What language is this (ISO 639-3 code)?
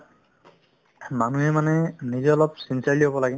asm